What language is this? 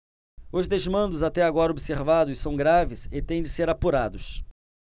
Portuguese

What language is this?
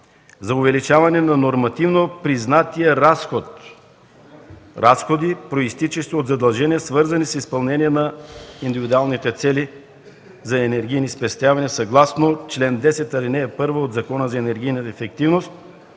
Bulgarian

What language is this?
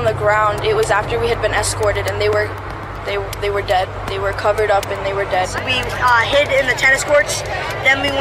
Dutch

